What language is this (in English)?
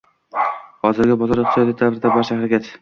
Uzbek